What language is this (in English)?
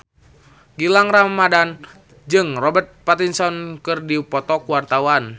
Sundanese